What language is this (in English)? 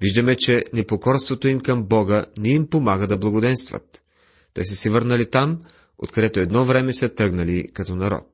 Bulgarian